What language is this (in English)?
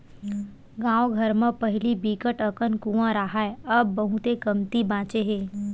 Chhattisgarhi